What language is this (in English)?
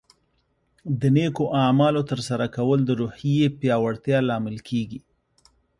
Pashto